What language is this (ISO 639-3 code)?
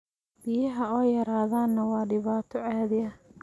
som